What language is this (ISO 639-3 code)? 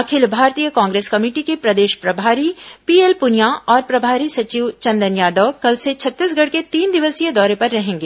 hin